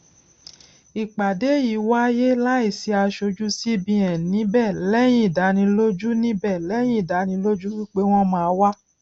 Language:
Yoruba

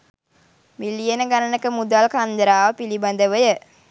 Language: Sinhala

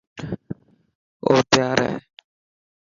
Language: Dhatki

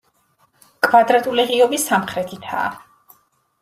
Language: Georgian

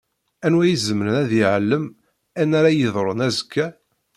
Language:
Kabyle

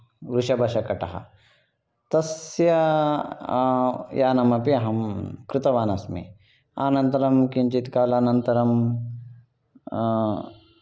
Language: Sanskrit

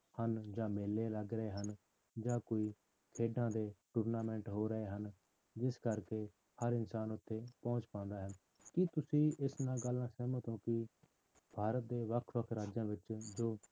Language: Punjabi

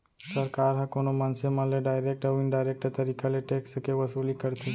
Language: Chhattisgarhi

